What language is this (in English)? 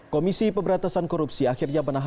Indonesian